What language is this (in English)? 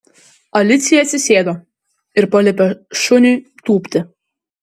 Lithuanian